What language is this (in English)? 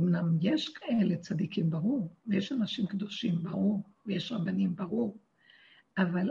Hebrew